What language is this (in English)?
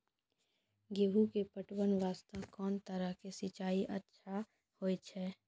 Maithili